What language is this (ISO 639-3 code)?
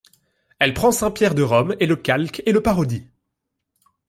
fra